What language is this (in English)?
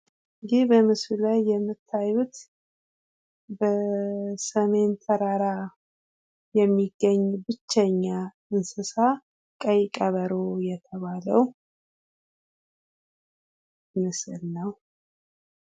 Amharic